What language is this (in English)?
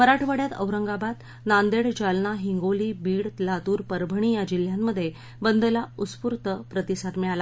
Marathi